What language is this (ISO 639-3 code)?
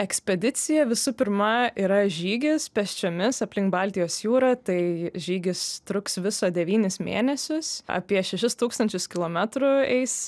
lit